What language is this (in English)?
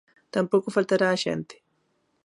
Galician